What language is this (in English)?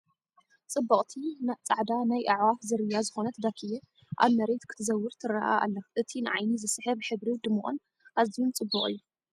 Tigrinya